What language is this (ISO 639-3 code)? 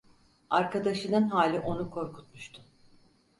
tur